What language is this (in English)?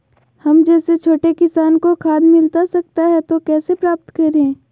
Magahi